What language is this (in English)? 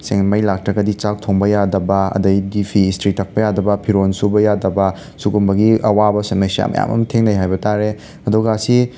Manipuri